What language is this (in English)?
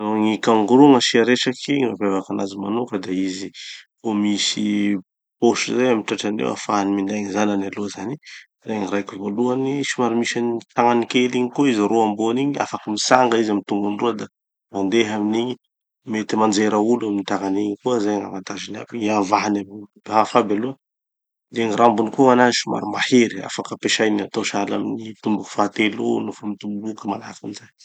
Tanosy Malagasy